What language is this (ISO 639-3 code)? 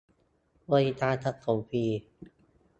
tha